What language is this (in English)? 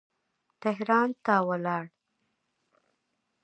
Pashto